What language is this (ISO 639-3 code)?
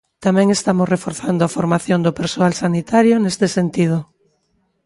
glg